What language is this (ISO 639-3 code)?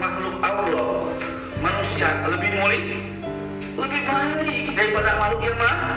ind